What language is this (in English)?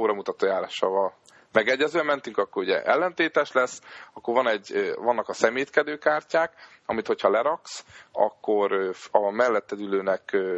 Hungarian